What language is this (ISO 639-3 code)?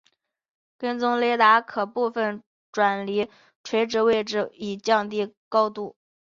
zho